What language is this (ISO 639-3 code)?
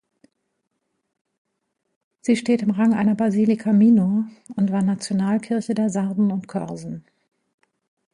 deu